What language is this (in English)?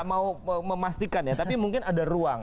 Indonesian